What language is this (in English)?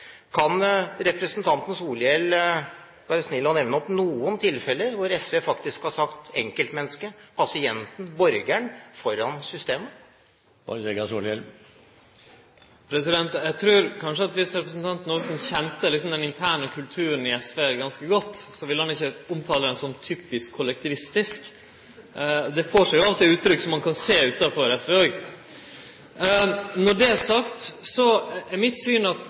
Norwegian